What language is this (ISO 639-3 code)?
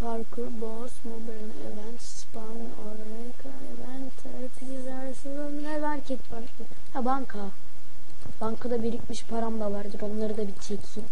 tur